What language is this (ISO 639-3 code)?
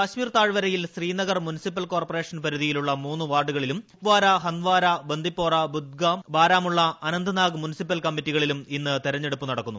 mal